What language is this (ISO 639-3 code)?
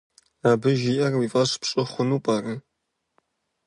kbd